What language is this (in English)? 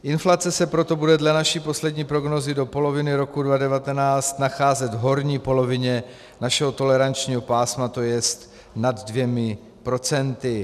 Czech